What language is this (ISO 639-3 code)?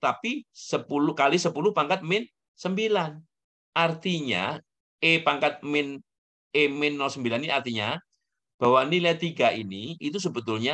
ind